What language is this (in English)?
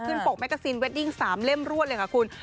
Thai